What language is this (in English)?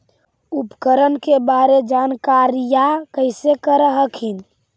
Magahi